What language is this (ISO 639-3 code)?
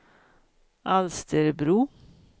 swe